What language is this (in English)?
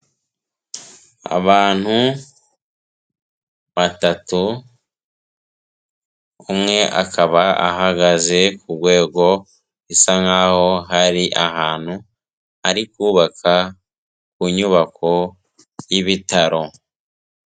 Kinyarwanda